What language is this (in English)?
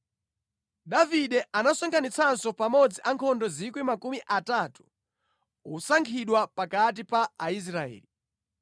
Nyanja